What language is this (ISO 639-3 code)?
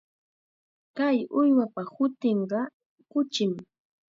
qxa